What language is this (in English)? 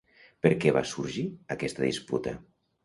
Catalan